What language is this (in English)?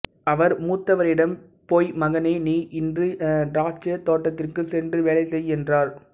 Tamil